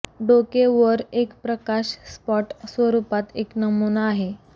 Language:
Marathi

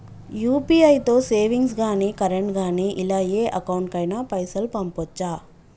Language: Telugu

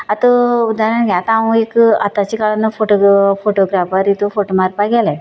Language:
Konkani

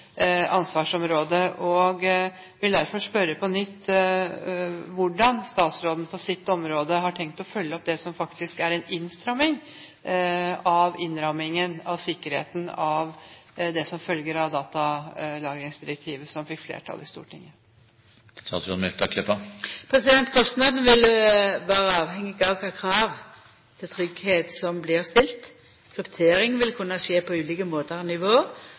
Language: Norwegian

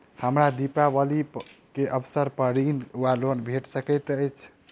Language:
Maithili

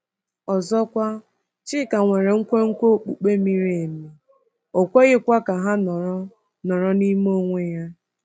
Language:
Igbo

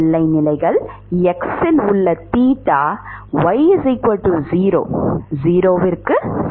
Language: Tamil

